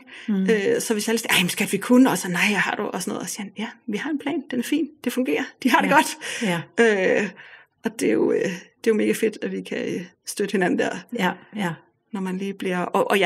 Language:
Danish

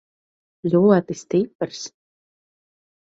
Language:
Latvian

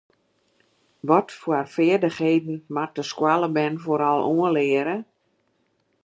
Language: Western Frisian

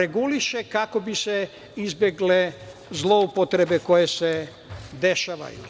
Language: Serbian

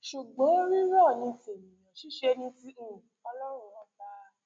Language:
Yoruba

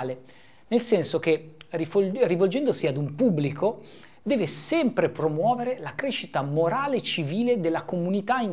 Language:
Italian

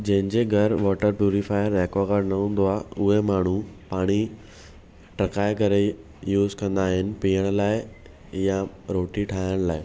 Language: Sindhi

